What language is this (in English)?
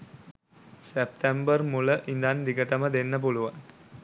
Sinhala